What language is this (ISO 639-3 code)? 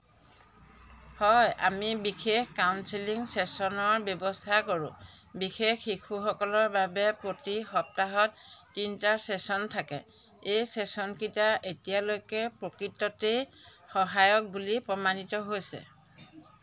asm